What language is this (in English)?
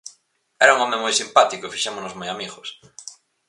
Galician